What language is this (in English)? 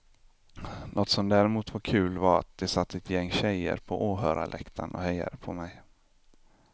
Swedish